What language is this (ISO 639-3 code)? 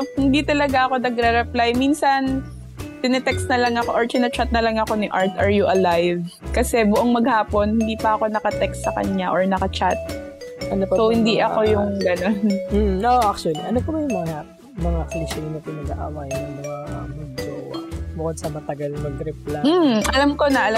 fil